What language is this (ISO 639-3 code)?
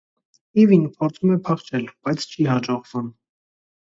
hye